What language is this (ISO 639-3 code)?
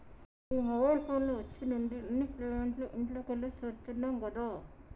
tel